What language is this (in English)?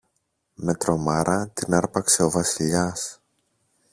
Greek